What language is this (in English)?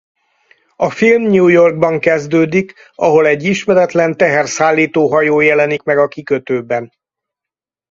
Hungarian